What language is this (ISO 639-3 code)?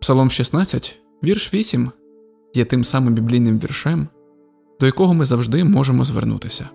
ukr